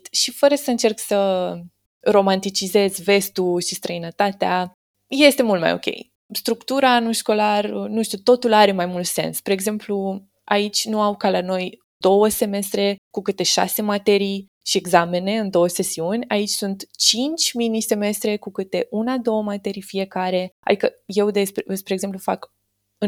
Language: Romanian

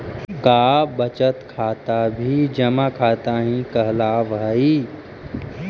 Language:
Magahi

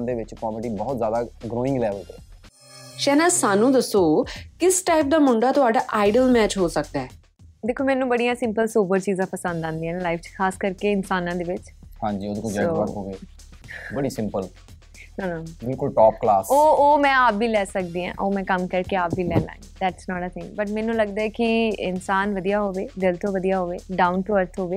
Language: Punjabi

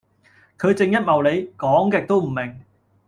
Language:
Cantonese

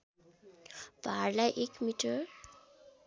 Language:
Nepali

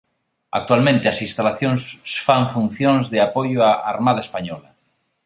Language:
Galician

